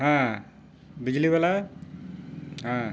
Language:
Santali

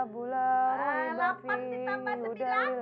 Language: Indonesian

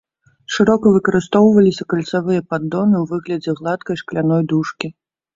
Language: Belarusian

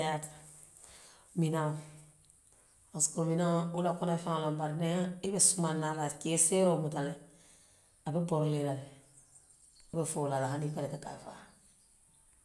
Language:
Western Maninkakan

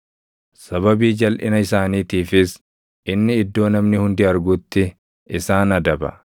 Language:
Oromo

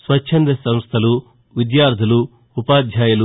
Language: Telugu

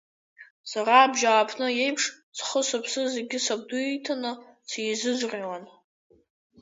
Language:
Abkhazian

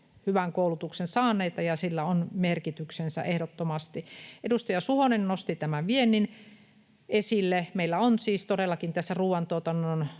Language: Finnish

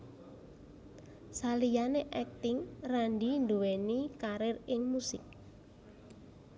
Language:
Javanese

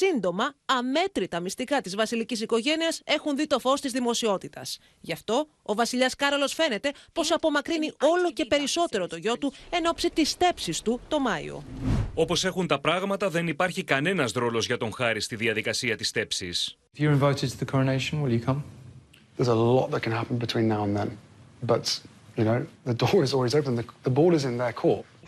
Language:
Greek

